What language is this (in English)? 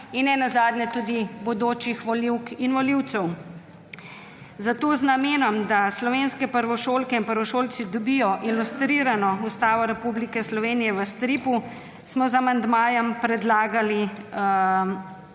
Slovenian